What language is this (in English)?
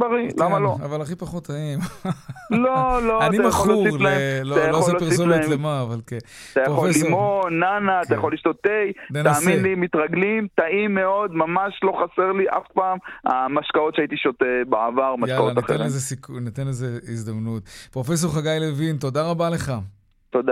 Hebrew